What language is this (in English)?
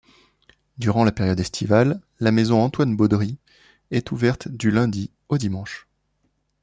French